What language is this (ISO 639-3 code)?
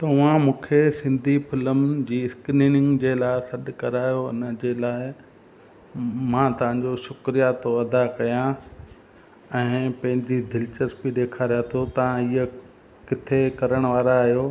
snd